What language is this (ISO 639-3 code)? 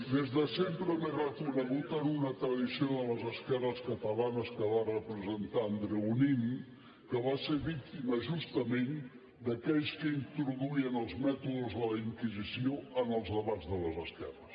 cat